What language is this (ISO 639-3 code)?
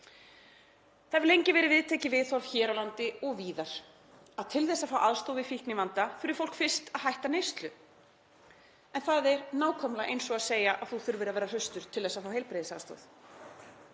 isl